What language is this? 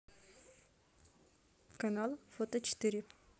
Russian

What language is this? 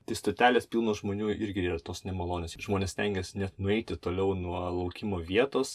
Lithuanian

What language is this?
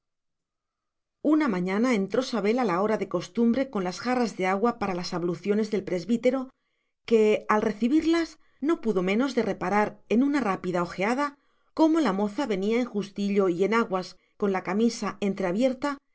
Spanish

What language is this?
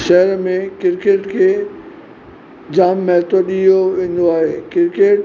Sindhi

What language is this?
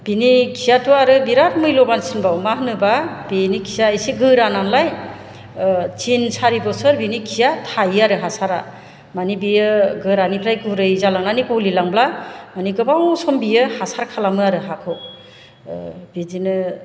Bodo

